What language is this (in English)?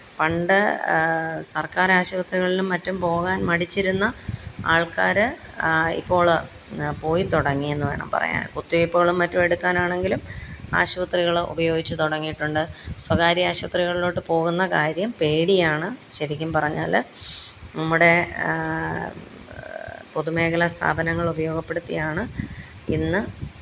Malayalam